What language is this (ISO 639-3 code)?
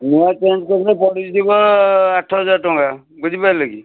ori